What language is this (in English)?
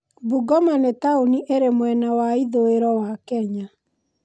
Kikuyu